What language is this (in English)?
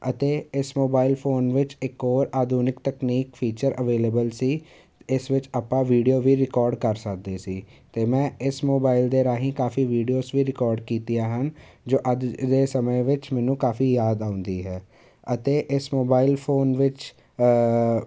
Punjabi